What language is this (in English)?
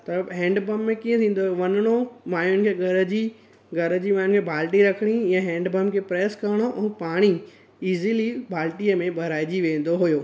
Sindhi